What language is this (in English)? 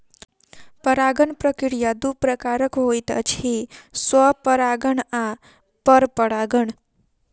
Maithili